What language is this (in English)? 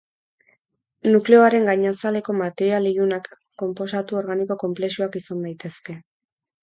Basque